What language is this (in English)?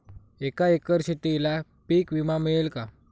Marathi